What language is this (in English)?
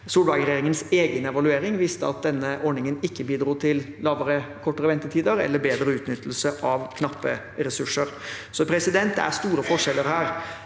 Norwegian